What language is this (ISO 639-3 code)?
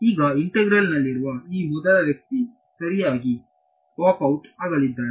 kan